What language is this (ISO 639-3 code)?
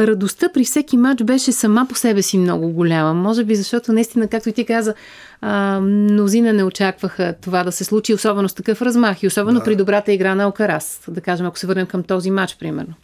bul